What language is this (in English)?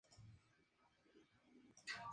Spanish